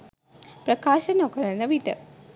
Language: Sinhala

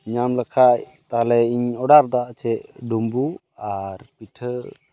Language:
Santali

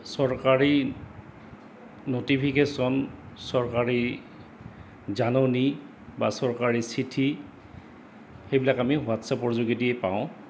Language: Assamese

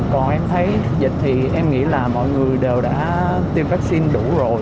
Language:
Vietnamese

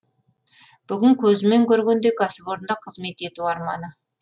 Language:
Kazakh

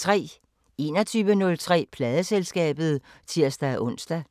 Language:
Danish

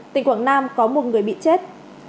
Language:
Vietnamese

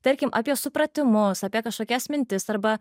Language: Lithuanian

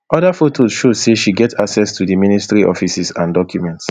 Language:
Nigerian Pidgin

